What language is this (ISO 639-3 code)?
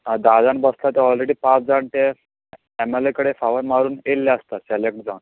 kok